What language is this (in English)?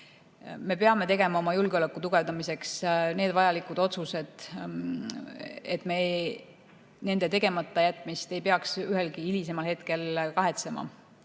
Estonian